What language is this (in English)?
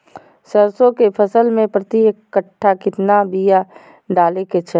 Magahi